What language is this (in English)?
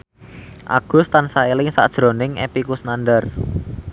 Javanese